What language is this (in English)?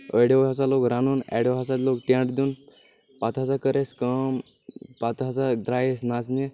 Kashmiri